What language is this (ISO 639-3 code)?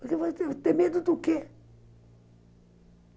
por